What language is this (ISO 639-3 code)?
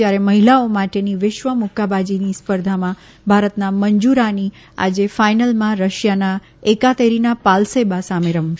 guj